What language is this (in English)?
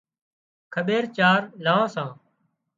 Wadiyara Koli